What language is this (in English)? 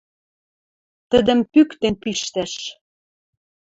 Western Mari